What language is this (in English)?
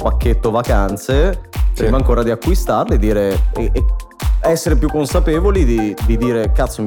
Italian